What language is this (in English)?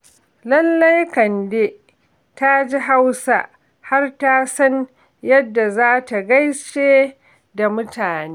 Hausa